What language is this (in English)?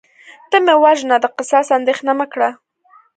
Pashto